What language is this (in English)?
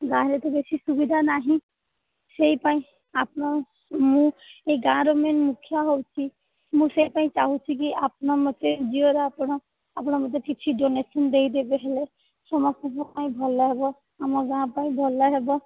Odia